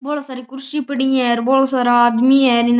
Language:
Marwari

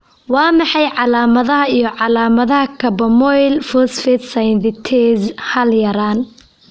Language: Somali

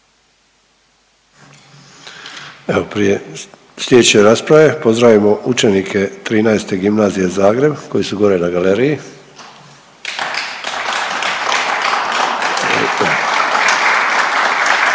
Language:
Croatian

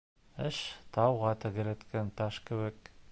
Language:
Bashkir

